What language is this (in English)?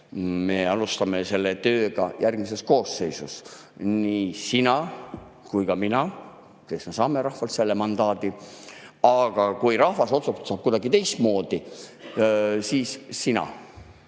Estonian